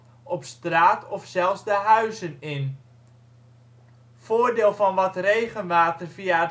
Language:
Dutch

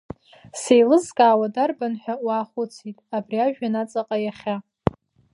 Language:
Abkhazian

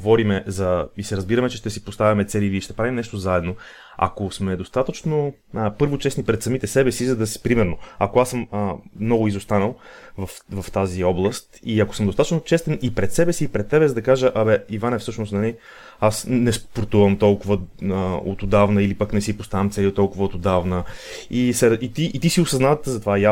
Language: Bulgarian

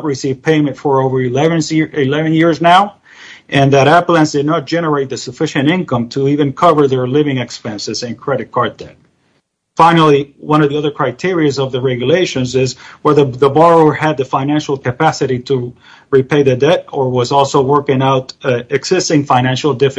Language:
English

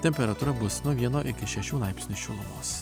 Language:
Lithuanian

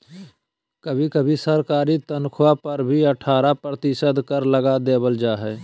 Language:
Magahi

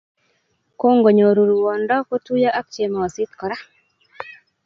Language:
Kalenjin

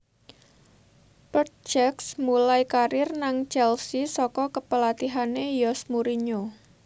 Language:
Javanese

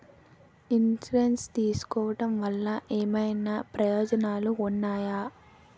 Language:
Telugu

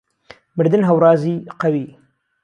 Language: Central Kurdish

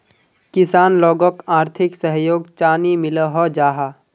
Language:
Magahi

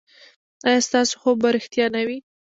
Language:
Pashto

